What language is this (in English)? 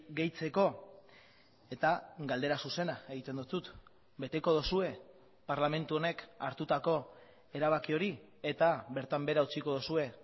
Basque